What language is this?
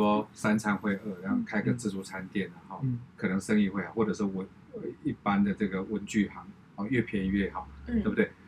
Chinese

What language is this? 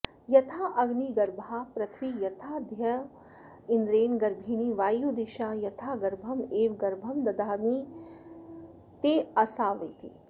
Sanskrit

